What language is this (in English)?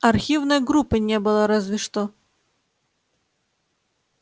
Russian